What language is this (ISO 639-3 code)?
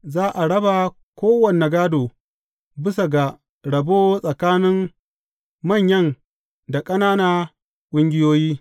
hau